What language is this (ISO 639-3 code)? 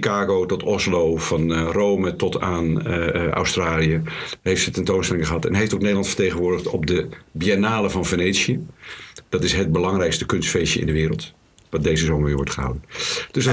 nld